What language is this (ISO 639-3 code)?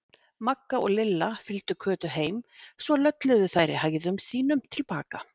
isl